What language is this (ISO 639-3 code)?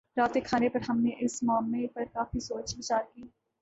urd